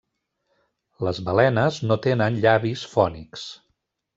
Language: Catalan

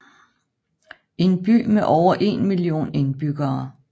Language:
Danish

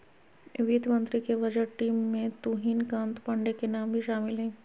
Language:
Magahi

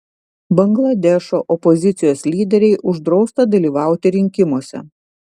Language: Lithuanian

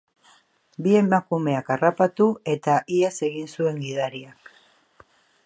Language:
Basque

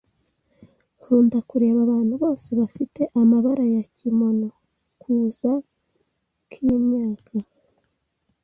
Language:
Kinyarwanda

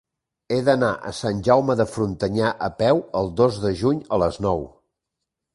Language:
Catalan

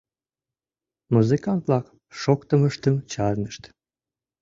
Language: Mari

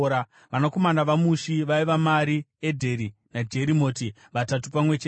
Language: Shona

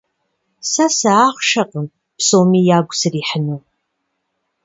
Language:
Kabardian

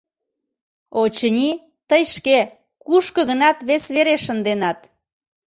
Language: Mari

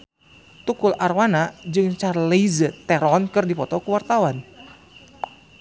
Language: Sundanese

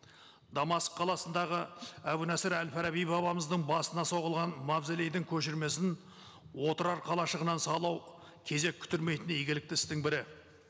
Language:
Kazakh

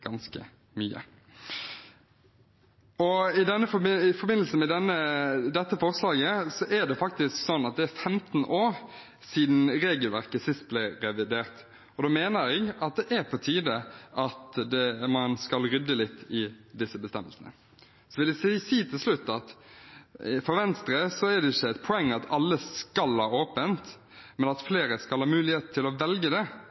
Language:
Norwegian Bokmål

